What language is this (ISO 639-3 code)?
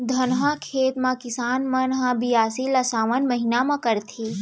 hne